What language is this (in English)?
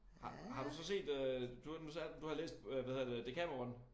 Danish